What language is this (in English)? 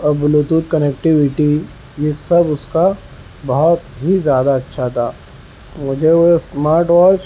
Urdu